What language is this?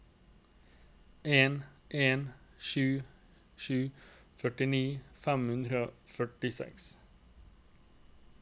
Norwegian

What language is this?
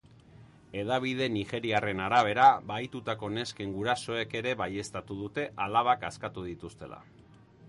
Basque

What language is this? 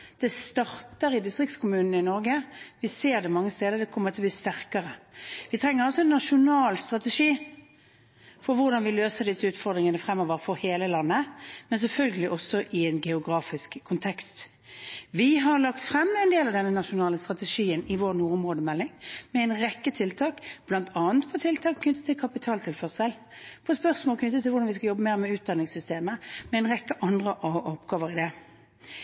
Norwegian Bokmål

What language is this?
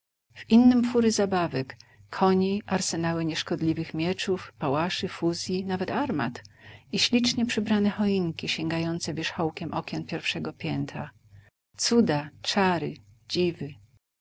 Polish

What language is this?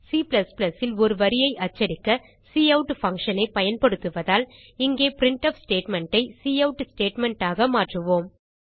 Tamil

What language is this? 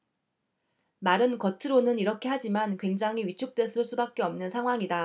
Korean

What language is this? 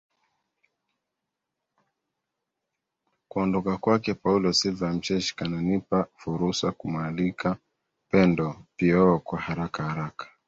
Swahili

